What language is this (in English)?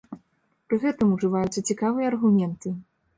Belarusian